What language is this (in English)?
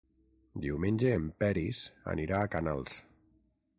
Catalan